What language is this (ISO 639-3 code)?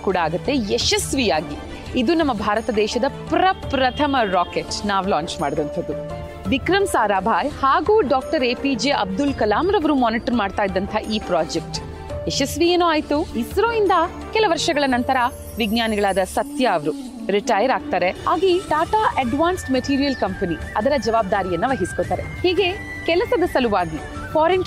kan